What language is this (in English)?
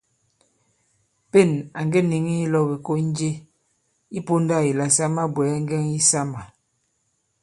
Bankon